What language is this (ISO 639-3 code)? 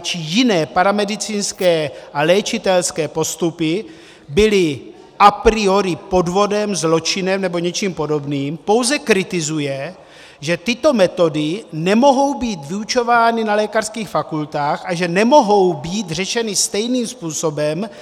ces